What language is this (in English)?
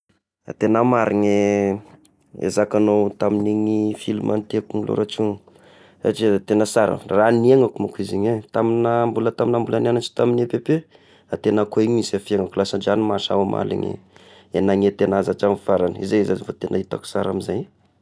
Tesaka Malagasy